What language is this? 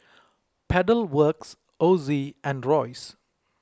English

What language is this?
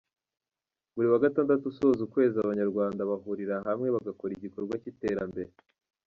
Kinyarwanda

